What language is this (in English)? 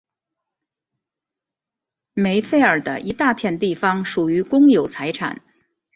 Chinese